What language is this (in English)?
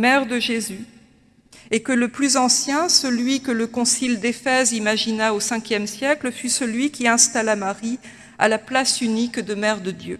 French